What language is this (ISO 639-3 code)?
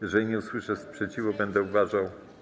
pol